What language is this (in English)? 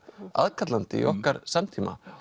Icelandic